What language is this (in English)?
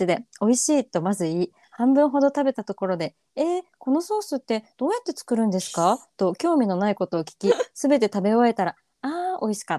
Japanese